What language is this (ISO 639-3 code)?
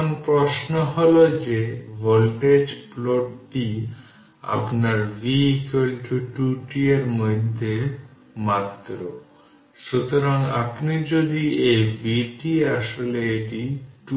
ben